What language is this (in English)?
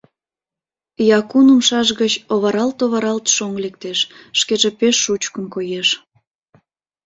Mari